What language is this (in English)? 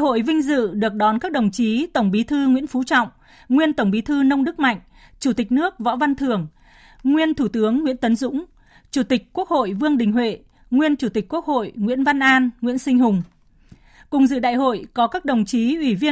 Vietnamese